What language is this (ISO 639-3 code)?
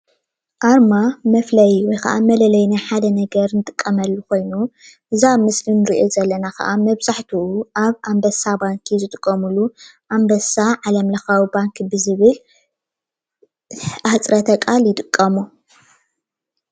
tir